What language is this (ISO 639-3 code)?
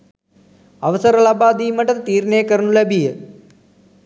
sin